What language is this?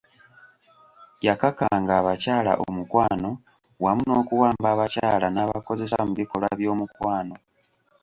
Ganda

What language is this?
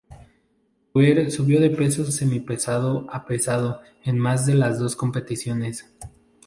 Spanish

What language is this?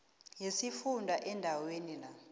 South Ndebele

